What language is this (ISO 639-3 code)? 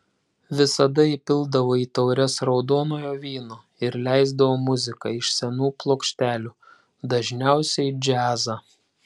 lit